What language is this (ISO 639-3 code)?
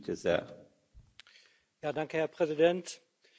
deu